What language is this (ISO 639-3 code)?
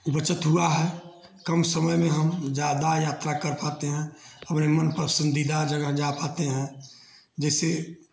hin